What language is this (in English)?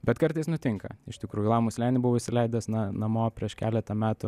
Lithuanian